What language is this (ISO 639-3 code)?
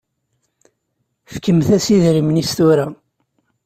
kab